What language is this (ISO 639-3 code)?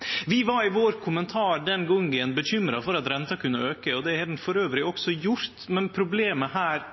nno